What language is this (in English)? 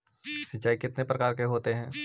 Magahi